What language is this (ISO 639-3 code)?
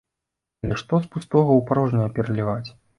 bel